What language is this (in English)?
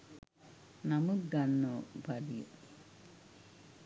Sinhala